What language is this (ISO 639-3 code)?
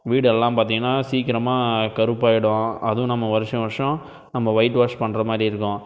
tam